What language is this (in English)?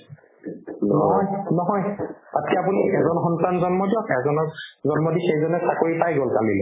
Assamese